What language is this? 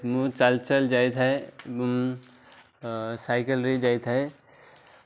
Odia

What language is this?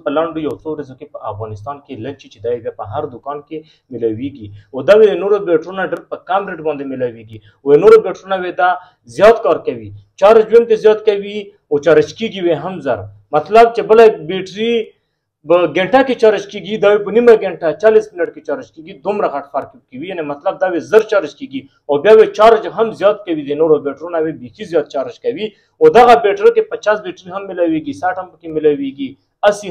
Arabic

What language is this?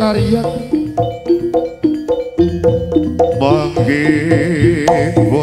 Indonesian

